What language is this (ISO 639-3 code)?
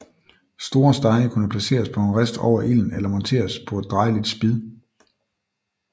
dan